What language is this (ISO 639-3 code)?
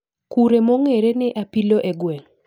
luo